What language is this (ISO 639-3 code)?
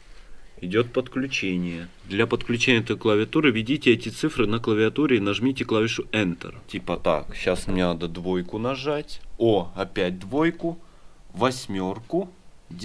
rus